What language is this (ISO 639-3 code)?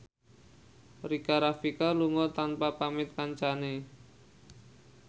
jav